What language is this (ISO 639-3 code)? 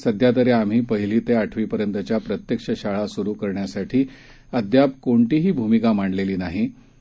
mar